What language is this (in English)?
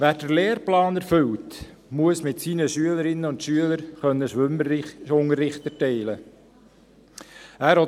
Swiss German